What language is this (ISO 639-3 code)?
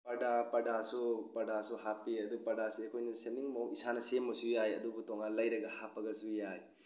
mni